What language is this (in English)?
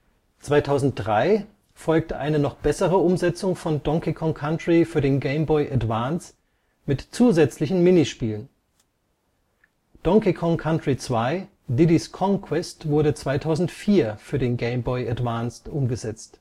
German